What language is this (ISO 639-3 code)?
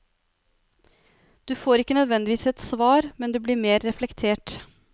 nor